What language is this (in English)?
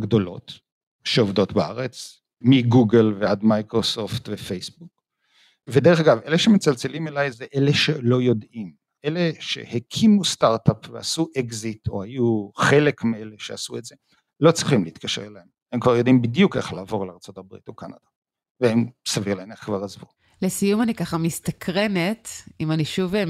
Hebrew